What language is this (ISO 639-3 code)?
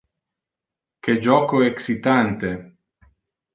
ina